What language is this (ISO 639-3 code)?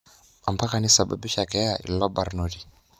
mas